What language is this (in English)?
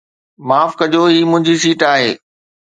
Sindhi